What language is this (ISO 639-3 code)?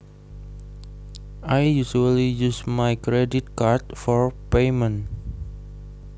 jav